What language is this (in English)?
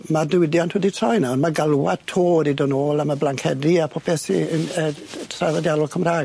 Welsh